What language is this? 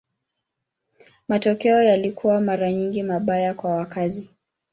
Swahili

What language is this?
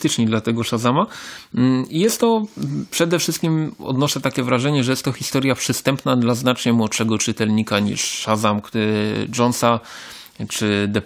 Polish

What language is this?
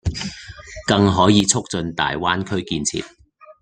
Cantonese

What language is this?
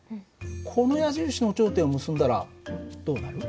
Japanese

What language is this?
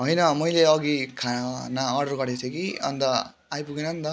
Nepali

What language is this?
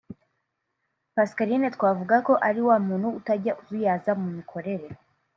Kinyarwanda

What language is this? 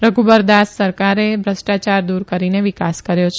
Gujarati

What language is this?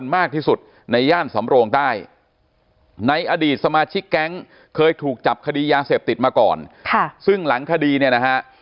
Thai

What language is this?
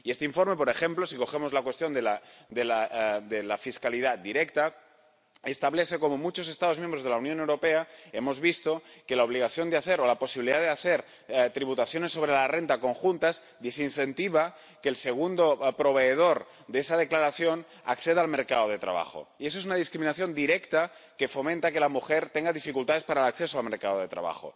Spanish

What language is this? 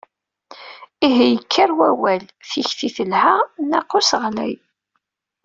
Kabyle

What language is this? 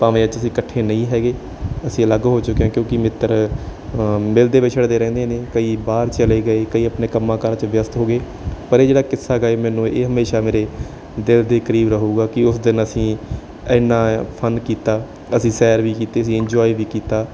Punjabi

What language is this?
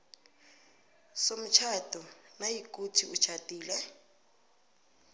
South Ndebele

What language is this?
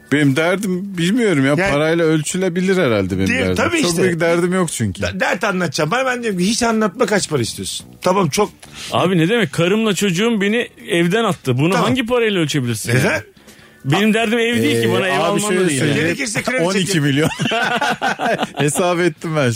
Turkish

